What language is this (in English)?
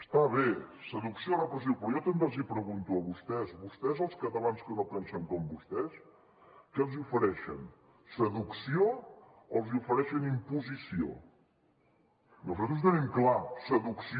Catalan